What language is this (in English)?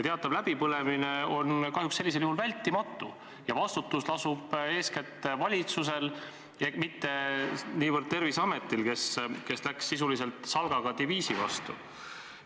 Estonian